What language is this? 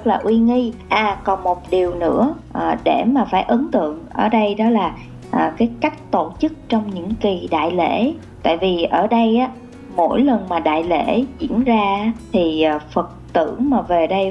Vietnamese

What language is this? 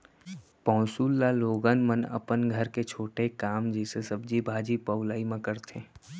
Chhattisgarhi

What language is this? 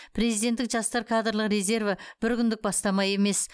Kazakh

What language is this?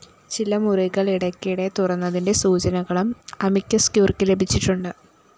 Malayalam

